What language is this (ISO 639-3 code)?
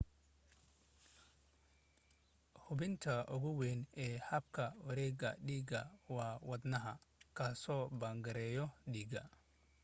som